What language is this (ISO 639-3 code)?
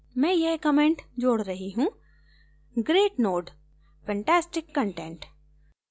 hin